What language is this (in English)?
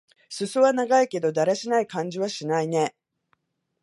Japanese